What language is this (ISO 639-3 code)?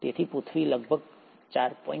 guj